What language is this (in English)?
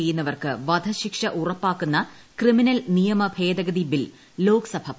Malayalam